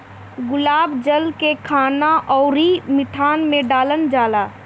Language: Bhojpuri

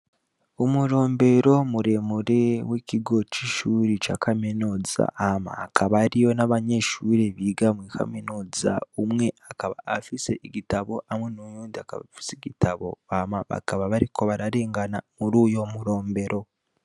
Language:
Rundi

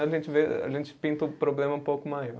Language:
Portuguese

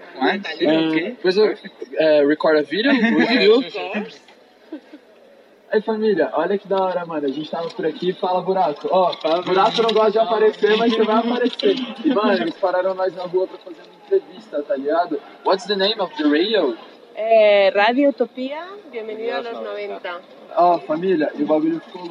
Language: Spanish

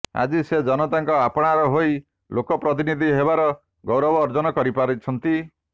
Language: Odia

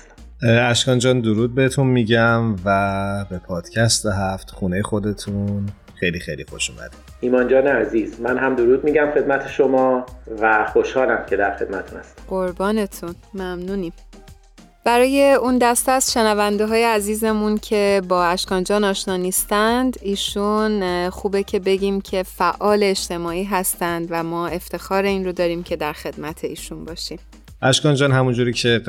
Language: Persian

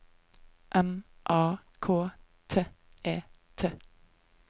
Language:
Norwegian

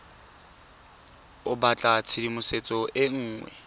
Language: Tswana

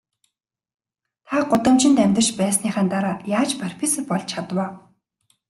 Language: Mongolian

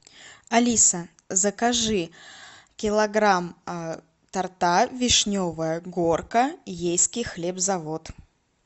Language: Russian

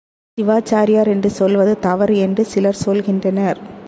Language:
Tamil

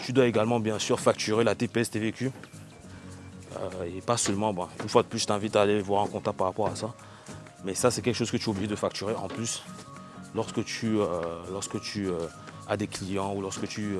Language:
French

